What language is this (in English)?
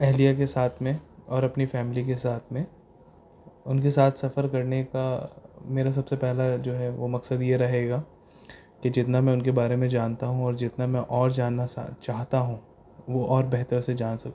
Urdu